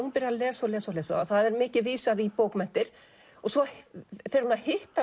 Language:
Icelandic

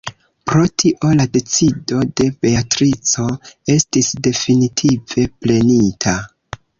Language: Esperanto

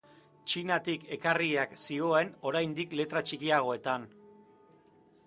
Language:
Basque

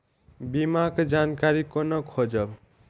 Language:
Maithili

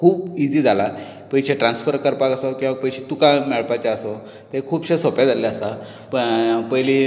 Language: Konkani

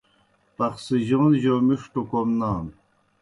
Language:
Kohistani Shina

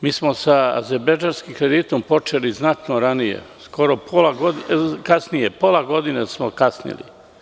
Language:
Serbian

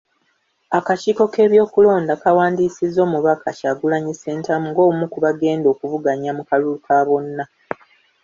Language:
Ganda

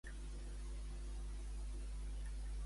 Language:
Catalan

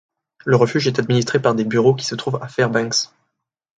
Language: French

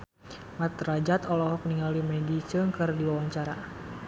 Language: Sundanese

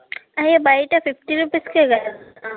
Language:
Telugu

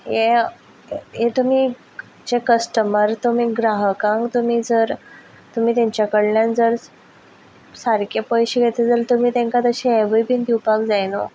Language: Konkani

